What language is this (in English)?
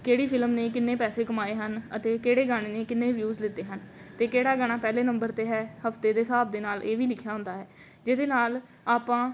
Punjabi